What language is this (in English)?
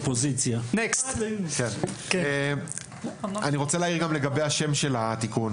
Hebrew